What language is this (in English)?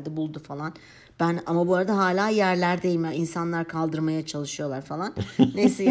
Turkish